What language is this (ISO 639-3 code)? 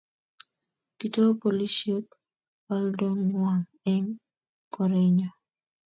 kln